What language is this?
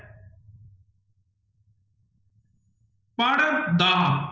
Punjabi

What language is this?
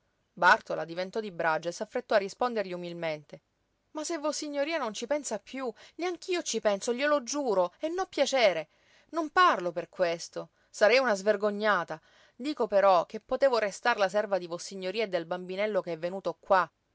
Italian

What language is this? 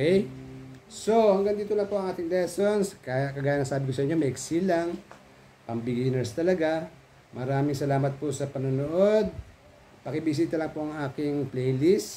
Filipino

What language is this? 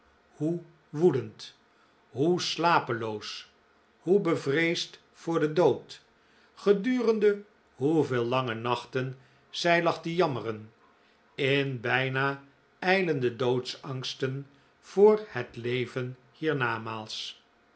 Dutch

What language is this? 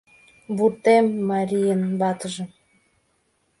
Mari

